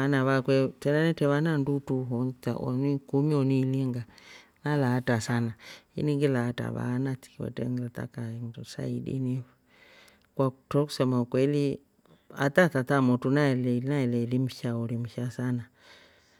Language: Rombo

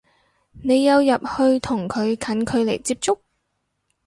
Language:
Cantonese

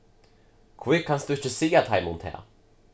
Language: Faroese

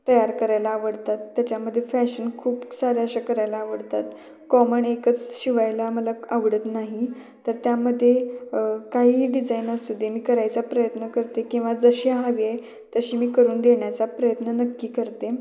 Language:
Marathi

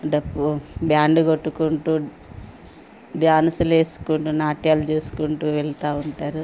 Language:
Telugu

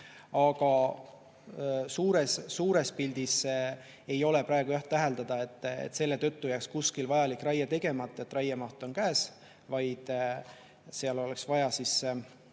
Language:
Estonian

